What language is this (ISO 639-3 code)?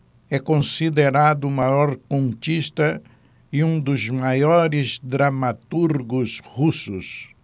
por